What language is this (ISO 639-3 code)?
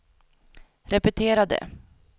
swe